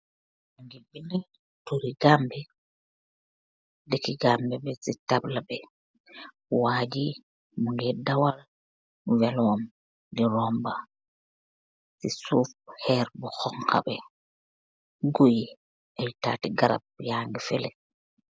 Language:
Wolof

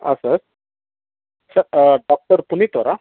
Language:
Kannada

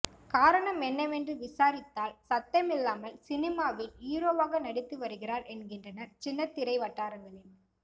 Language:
Tamil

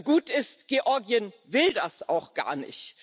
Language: German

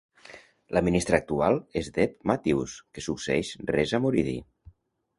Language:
Catalan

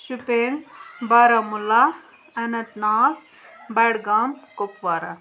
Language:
Kashmiri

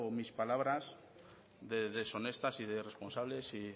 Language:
Spanish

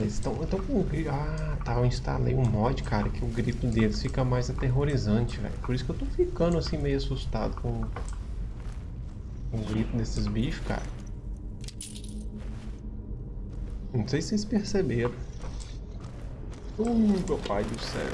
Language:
Portuguese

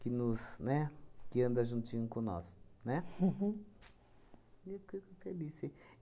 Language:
Portuguese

